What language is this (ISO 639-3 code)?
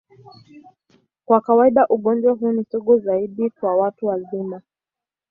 swa